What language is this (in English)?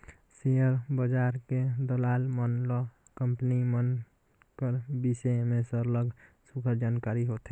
Chhattisgarhi